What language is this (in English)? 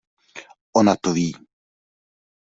Czech